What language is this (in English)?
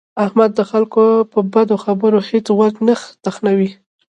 Pashto